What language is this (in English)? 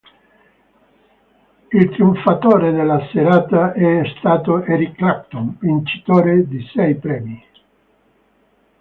Italian